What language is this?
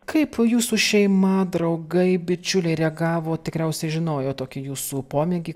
Lithuanian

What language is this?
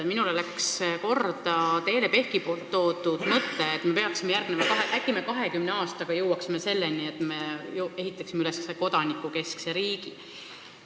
Estonian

